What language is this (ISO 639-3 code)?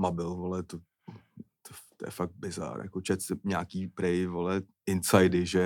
ces